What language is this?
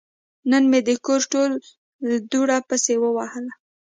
Pashto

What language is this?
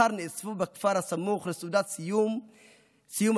Hebrew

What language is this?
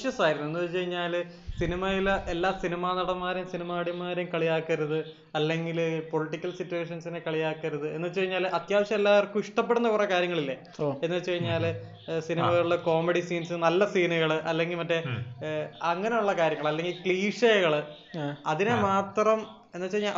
Malayalam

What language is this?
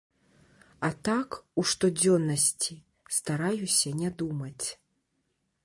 Belarusian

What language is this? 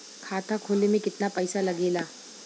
Bhojpuri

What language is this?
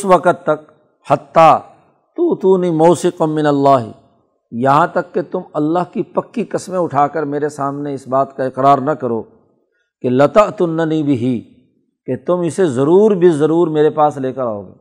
Urdu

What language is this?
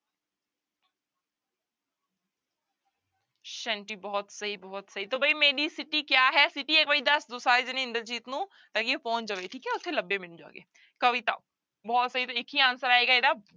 Punjabi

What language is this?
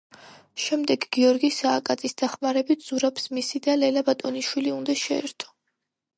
Georgian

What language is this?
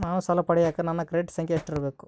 Kannada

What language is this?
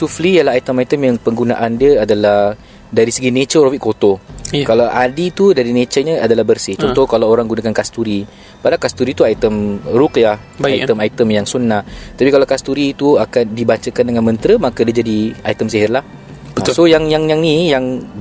Malay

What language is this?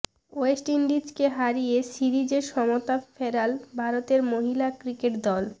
Bangla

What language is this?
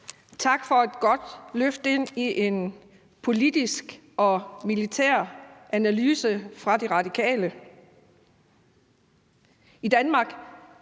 Danish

